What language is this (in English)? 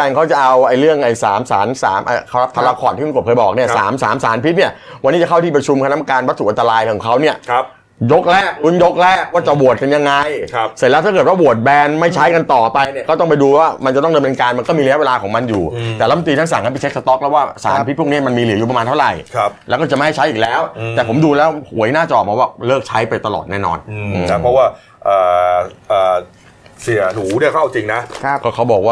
Thai